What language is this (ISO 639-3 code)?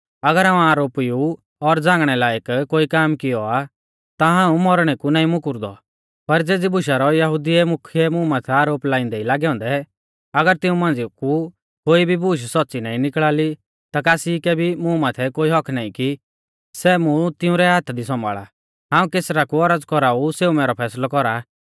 bfz